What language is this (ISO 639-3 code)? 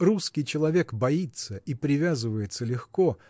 rus